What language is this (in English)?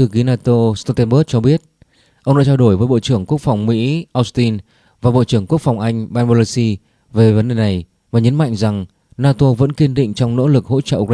Vietnamese